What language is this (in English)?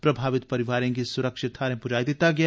Dogri